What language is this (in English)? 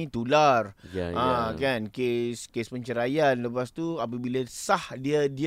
Malay